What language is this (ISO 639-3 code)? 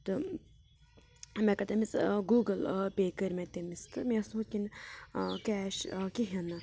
kas